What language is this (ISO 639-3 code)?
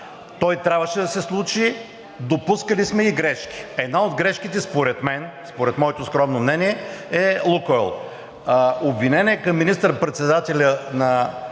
bul